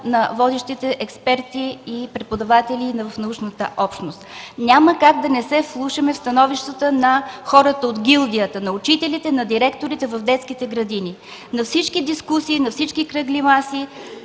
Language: Bulgarian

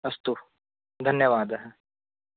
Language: Sanskrit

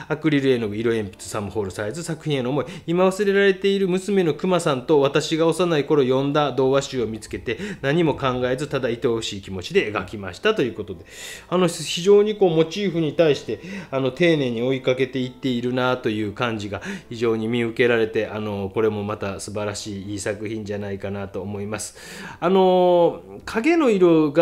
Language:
Japanese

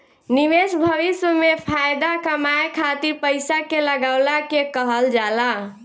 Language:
Bhojpuri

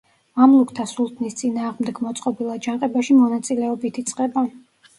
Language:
Georgian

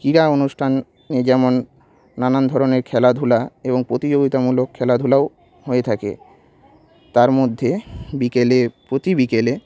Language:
Bangla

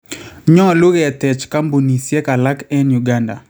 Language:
Kalenjin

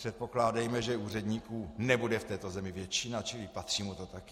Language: Czech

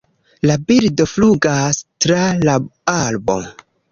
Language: Esperanto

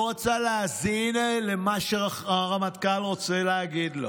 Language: Hebrew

